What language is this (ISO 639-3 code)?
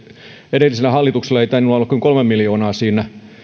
fin